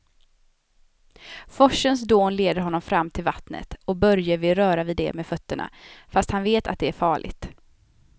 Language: Swedish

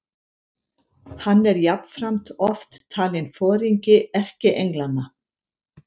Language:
Icelandic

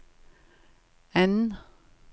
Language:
Danish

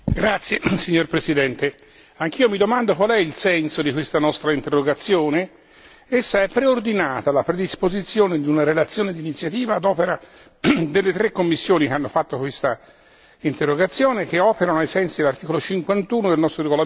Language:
Italian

